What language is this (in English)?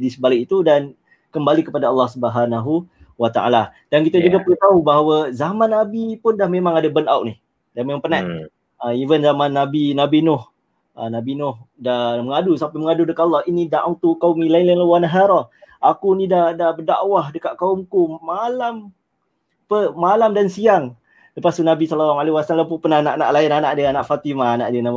Malay